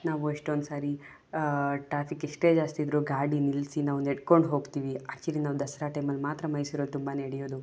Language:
Kannada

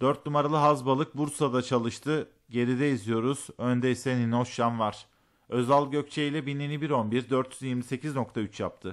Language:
Turkish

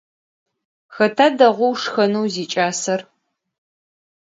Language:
Adyghe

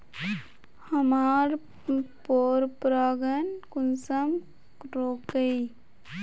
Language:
Magahi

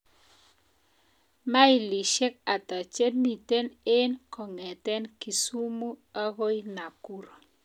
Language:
Kalenjin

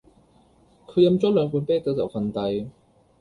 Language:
Cantonese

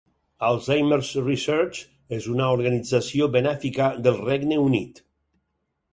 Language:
Catalan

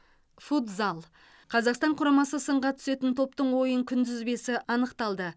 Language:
Kazakh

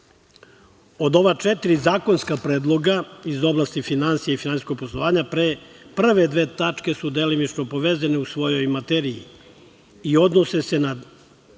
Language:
Serbian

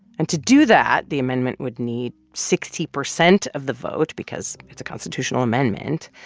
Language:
English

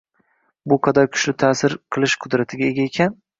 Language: Uzbek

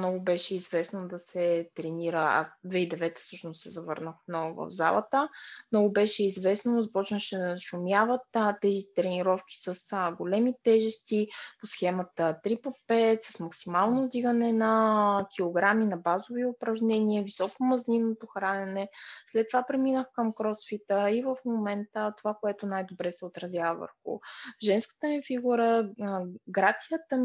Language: Bulgarian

